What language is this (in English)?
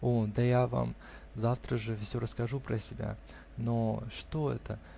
Russian